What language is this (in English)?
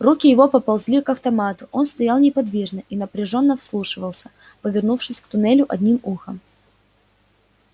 Russian